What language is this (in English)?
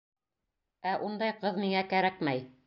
Bashkir